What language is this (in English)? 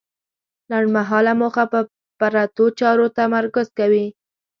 Pashto